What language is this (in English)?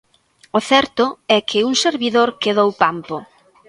Galician